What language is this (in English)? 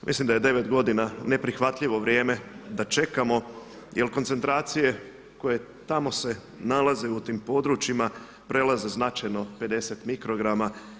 Croatian